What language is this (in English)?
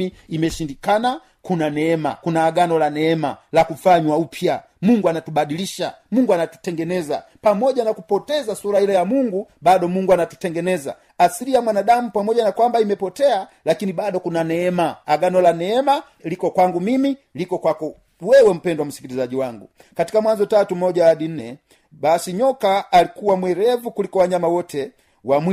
Swahili